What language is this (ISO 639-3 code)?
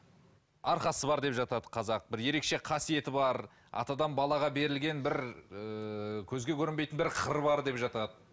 kaz